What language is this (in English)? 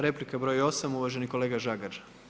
Croatian